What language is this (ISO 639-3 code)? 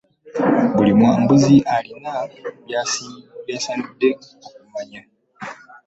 lug